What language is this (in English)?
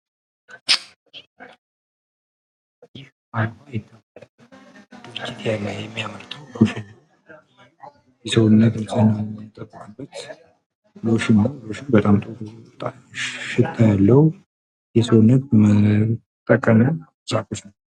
Amharic